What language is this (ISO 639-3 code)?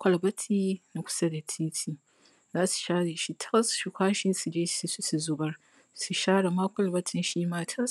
hau